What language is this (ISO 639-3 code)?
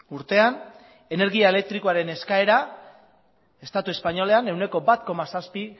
eus